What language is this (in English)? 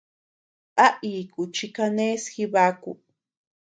Tepeuxila Cuicatec